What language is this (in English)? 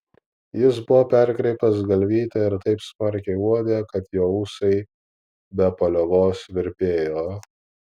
Lithuanian